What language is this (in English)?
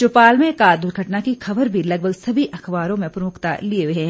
Hindi